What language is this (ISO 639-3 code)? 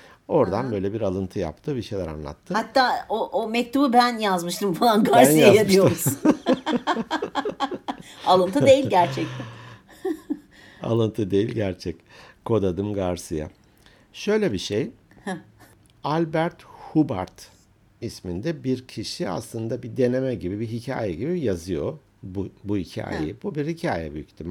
tur